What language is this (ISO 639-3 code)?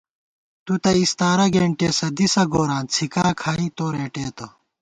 gwt